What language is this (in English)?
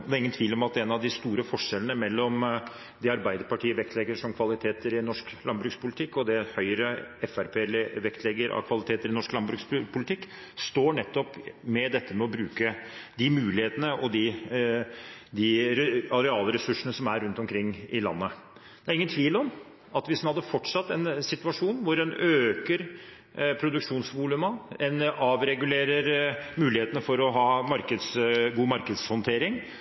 Norwegian Bokmål